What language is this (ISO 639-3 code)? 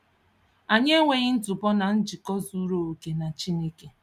ibo